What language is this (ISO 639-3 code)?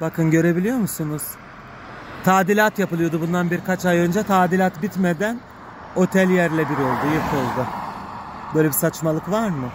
tur